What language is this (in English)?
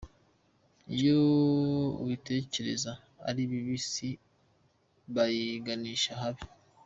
Kinyarwanda